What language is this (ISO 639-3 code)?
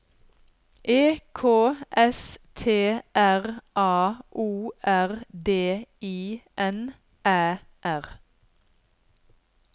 nor